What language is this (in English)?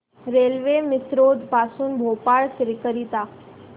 Marathi